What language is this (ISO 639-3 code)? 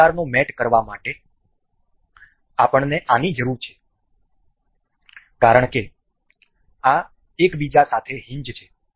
guj